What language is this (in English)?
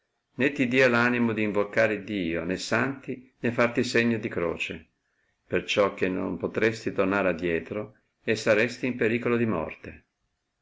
Italian